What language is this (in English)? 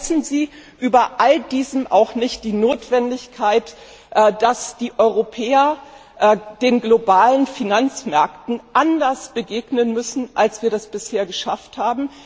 German